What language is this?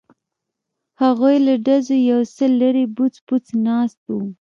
Pashto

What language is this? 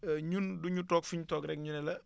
Wolof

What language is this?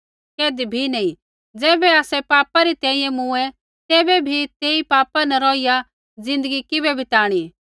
Kullu Pahari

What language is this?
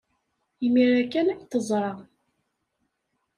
Kabyle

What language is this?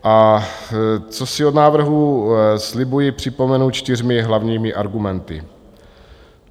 Czech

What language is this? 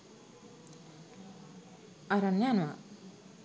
Sinhala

